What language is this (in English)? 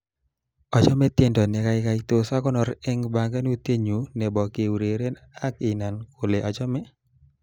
Kalenjin